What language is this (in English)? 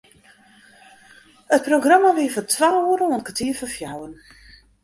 Western Frisian